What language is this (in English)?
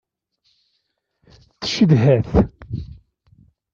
Kabyle